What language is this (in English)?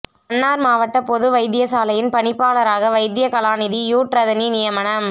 Tamil